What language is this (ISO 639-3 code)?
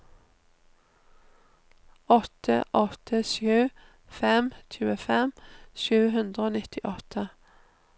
nor